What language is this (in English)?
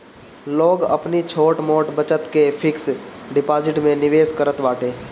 Bhojpuri